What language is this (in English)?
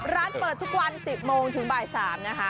Thai